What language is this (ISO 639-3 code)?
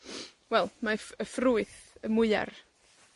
cym